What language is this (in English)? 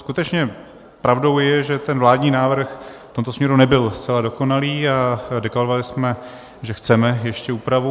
Czech